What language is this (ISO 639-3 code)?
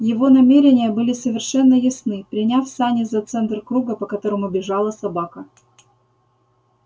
rus